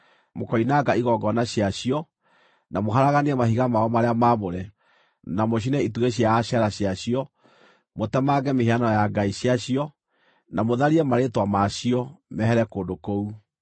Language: Kikuyu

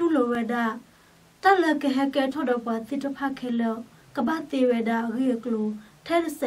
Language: Thai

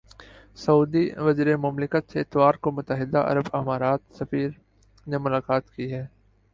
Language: Urdu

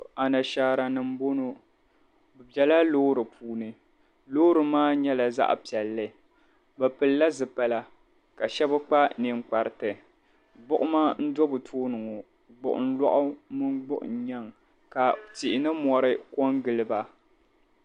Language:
Dagbani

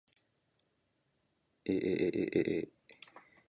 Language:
Japanese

